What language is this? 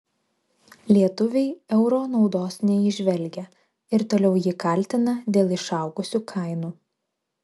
Lithuanian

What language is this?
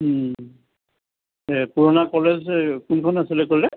Assamese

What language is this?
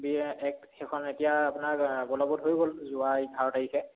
Assamese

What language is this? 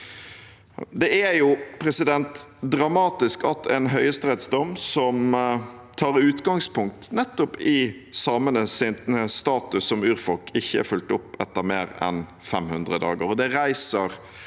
Norwegian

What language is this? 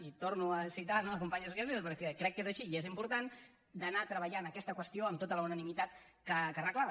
Catalan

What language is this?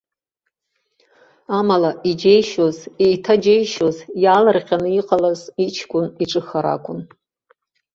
Abkhazian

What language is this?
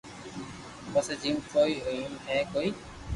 Loarki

